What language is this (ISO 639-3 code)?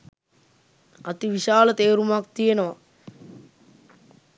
sin